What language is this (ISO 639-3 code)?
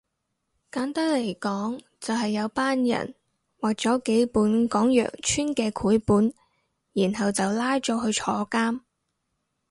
yue